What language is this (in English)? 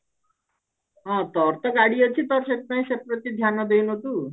Odia